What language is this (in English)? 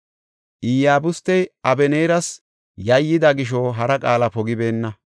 Gofa